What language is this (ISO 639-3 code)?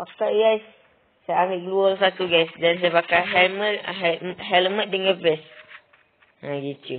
msa